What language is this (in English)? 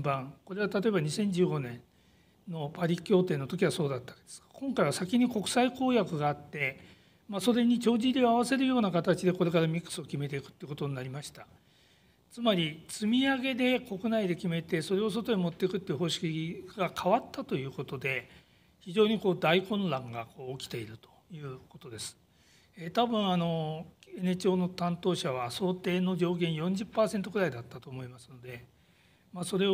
Japanese